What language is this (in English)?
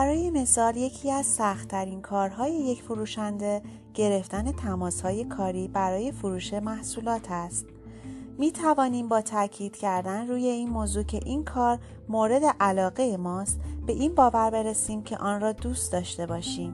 Persian